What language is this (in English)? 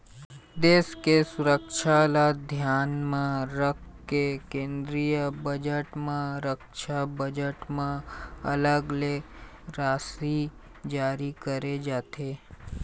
Chhattisgarhi